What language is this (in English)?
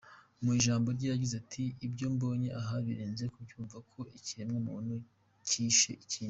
Kinyarwanda